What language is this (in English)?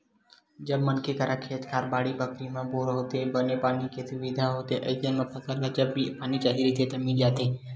Chhattisgarhi